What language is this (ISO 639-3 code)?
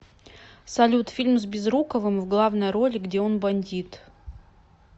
rus